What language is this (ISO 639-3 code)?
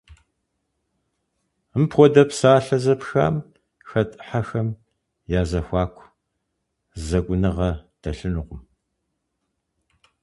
kbd